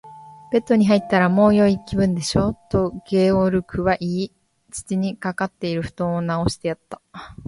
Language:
Japanese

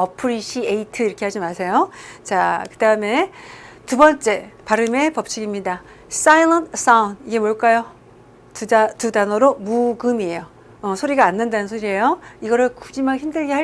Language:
Korean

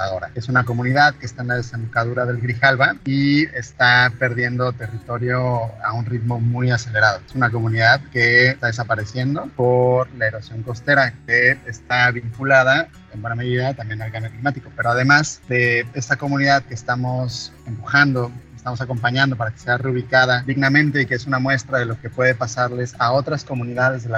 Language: Spanish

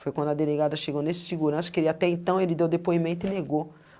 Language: Portuguese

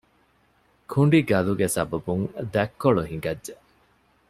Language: Divehi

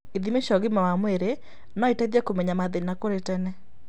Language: Kikuyu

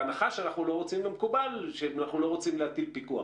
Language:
Hebrew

